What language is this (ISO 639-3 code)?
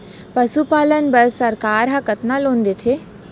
hne